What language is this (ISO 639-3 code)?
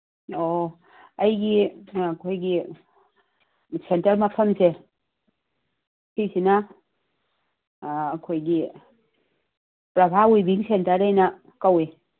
mni